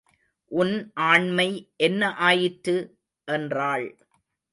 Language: Tamil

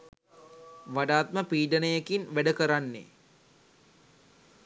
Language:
Sinhala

